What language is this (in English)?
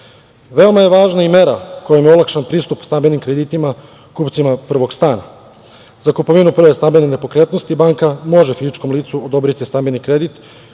Serbian